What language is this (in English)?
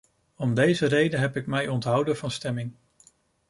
Dutch